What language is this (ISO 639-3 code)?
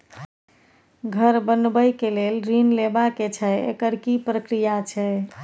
mai